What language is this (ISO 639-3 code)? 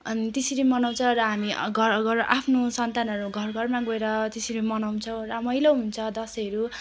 nep